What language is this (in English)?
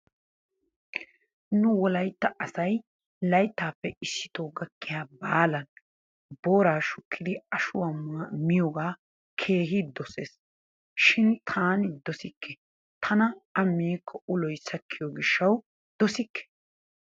Wolaytta